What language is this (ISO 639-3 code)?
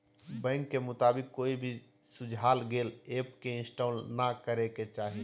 mag